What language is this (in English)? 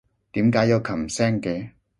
Cantonese